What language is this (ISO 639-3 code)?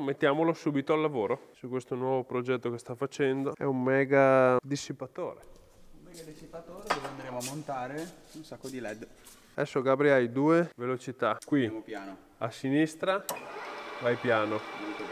ita